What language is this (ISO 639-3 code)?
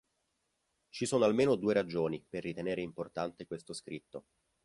ita